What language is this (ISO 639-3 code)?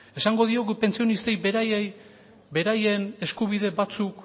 eus